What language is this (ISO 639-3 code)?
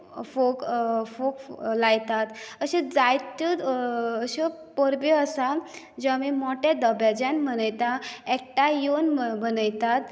kok